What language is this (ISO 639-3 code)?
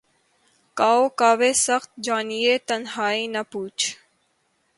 urd